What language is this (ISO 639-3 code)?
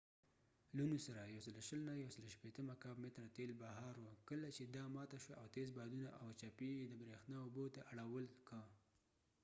pus